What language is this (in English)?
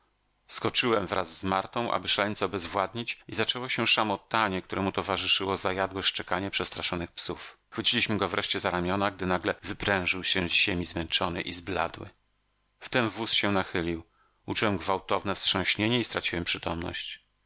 Polish